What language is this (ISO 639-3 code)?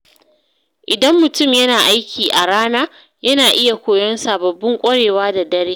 hau